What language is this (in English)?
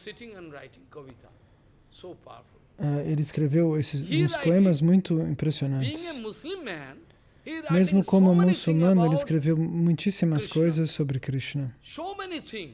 Portuguese